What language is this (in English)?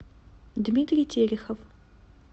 Russian